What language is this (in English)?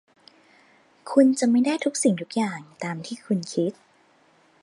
Thai